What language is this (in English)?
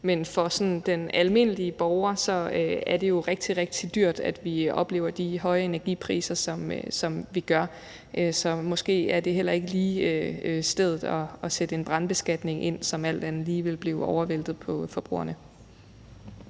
Danish